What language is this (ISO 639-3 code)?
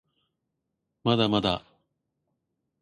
jpn